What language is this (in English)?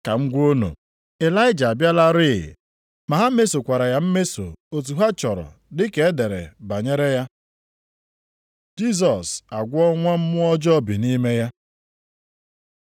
Igbo